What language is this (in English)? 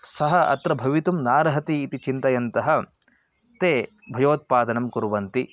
Sanskrit